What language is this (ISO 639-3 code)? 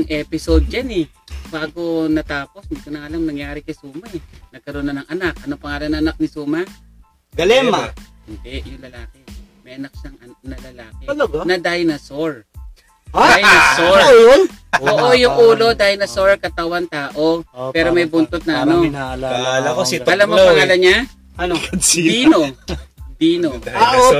fil